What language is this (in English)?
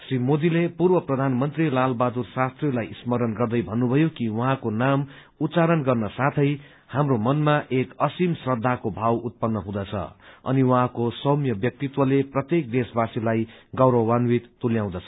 Nepali